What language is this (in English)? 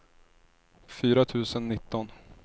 Swedish